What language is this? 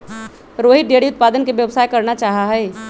Magahi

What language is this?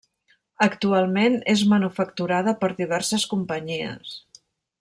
Catalan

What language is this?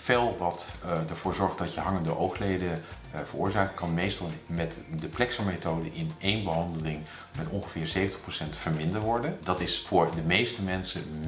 Dutch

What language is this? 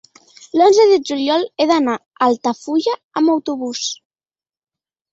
Catalan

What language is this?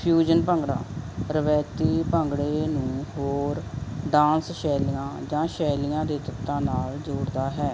Punjabi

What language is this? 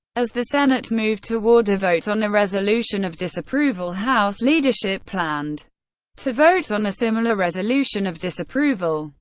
English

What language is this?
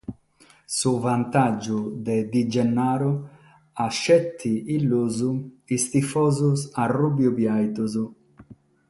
Sardinian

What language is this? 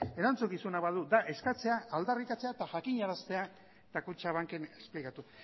Basque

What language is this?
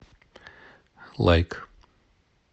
Russian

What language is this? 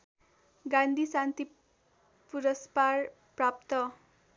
Nepali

